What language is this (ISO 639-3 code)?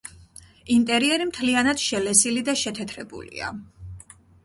kat